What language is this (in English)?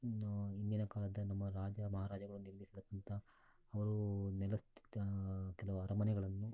Kannada